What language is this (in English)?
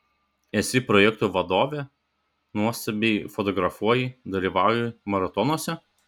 Lithuanian